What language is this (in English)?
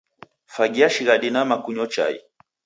Taita